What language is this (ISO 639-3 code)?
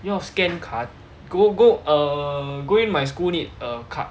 eng